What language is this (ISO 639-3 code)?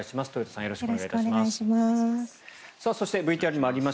jpn